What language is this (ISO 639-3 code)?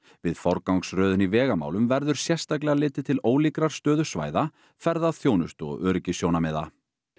isl